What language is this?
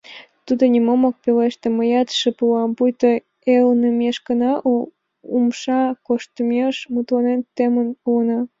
Mari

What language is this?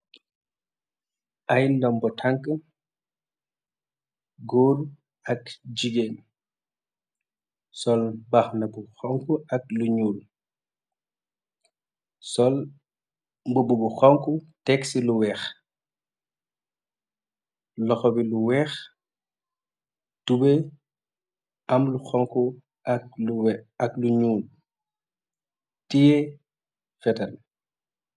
Wolof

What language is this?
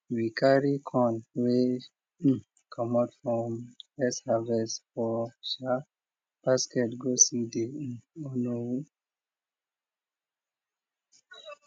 Nigerian Pidgin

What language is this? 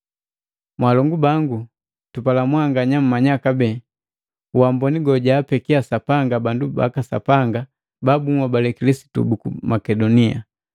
Matengo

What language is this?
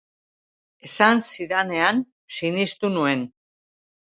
Basque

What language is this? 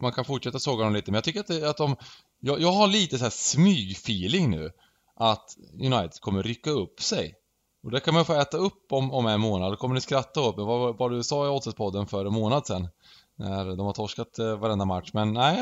Swedish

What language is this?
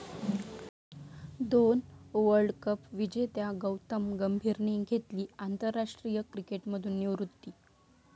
Marathi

